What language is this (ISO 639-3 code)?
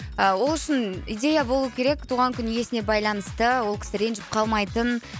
kaz